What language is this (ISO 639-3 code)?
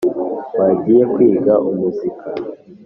kin